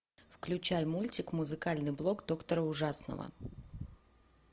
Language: Russian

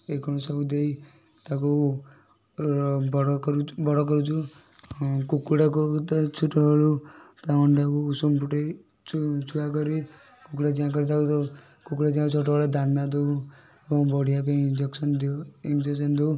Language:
Odia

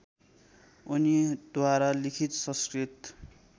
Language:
Nepali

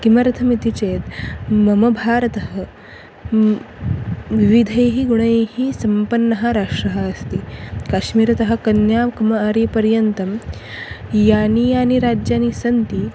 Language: Sanskrit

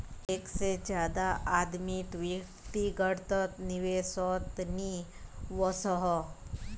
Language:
Magahi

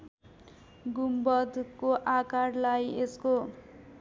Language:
Nepali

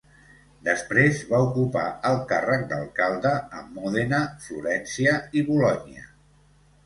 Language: Catalan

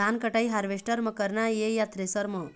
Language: Chhattisgarhi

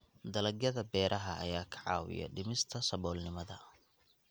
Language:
Somali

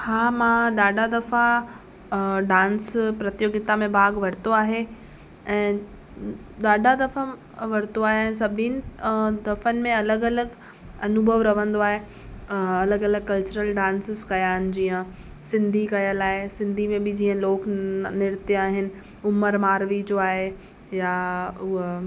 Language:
Sindhi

